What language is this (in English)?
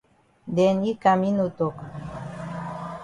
Cameroon Pidgin